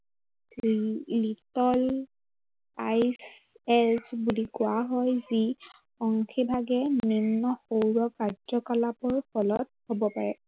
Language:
Assamese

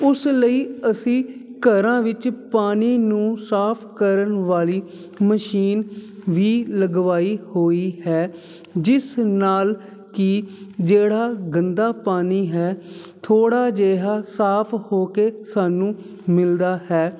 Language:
Punjabi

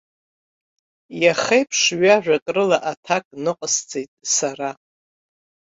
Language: Abkhazian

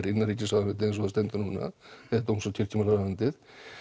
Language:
Icelandic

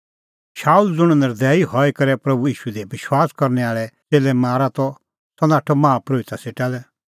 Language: Kullu Pahari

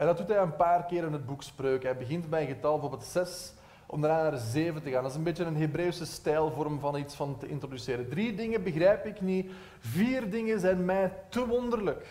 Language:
Dutch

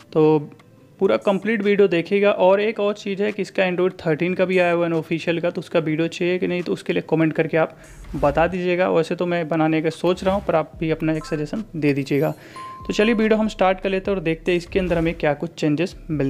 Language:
Hindi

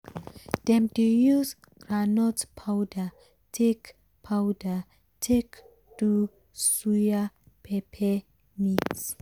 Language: Nigerian Pidgin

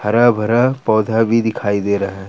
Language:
Hindi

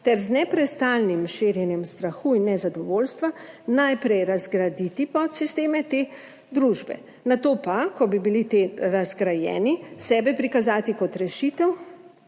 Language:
Slovenian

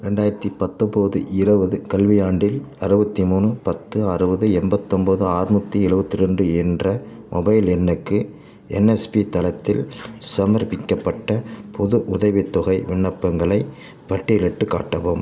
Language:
Tamil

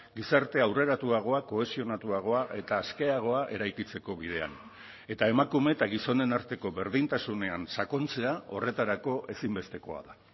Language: Basque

